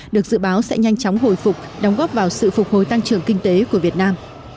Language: Vietnamese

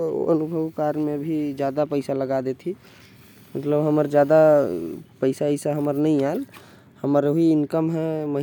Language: Korwa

